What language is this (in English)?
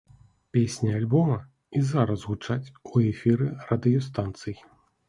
Belarusian